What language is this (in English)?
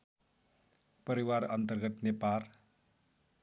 Nepali